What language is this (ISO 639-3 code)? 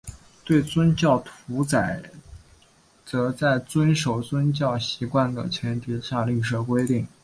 zho